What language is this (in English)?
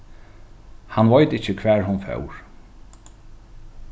Faroese